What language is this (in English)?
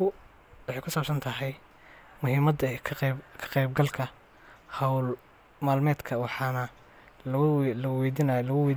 Somali